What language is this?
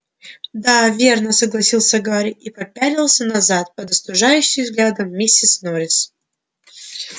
Russian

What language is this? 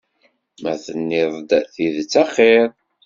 Kabyle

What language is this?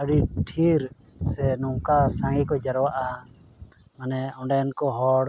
Santali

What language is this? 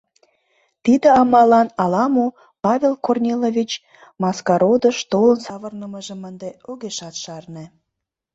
Mari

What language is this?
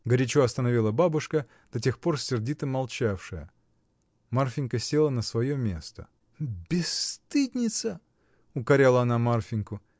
Russian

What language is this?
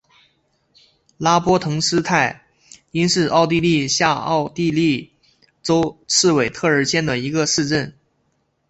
Chinese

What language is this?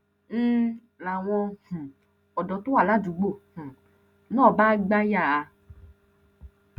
Yoruba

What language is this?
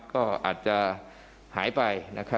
Thai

